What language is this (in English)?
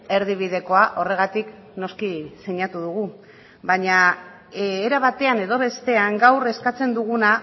Basque